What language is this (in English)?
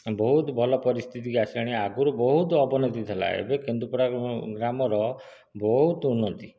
Odia